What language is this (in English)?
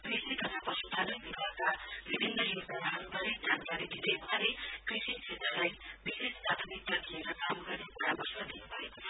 Nepali